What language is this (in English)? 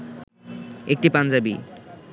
Bangla